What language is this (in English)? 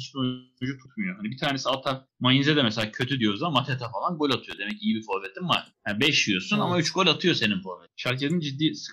Turkish